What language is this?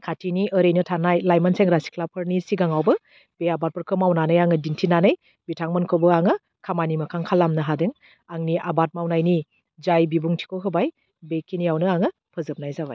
Bodo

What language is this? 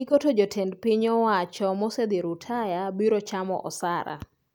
Luo (Kenya and Tanzania)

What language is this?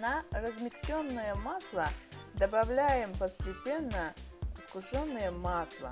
Russian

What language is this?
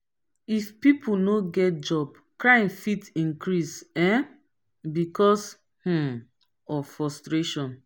Nigerian Pidgin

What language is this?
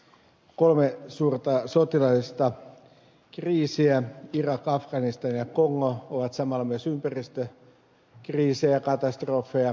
Finnish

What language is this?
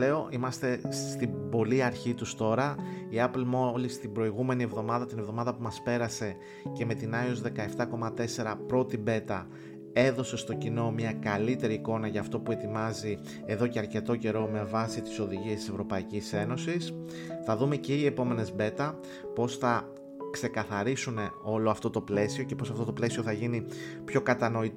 Greek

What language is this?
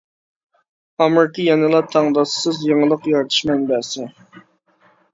Uyghur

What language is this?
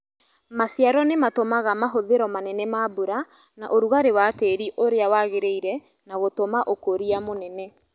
Kikuyu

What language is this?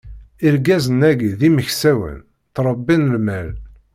Kabyle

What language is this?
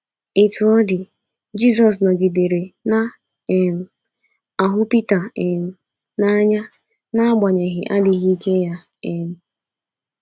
Igbo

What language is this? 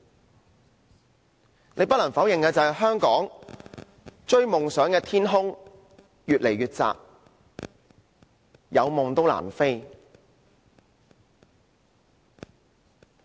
Cantonese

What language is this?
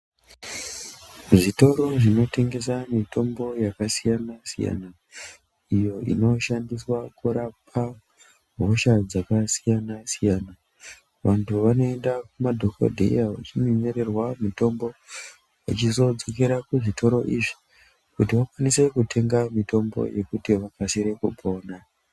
Ndau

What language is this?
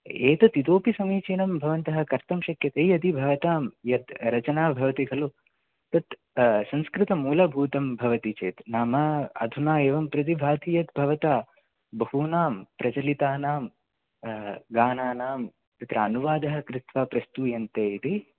Sanskrit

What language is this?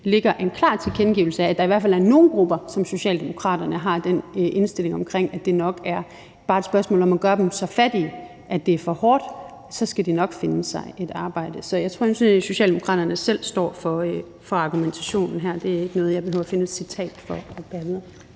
Danish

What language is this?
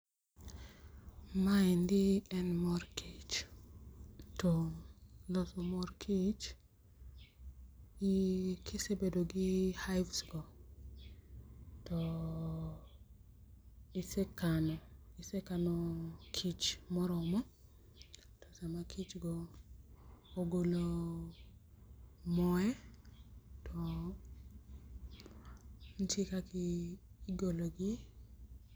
Luo (Kenya and Tanzania)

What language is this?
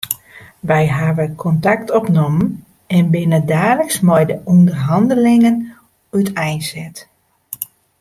Western Frisian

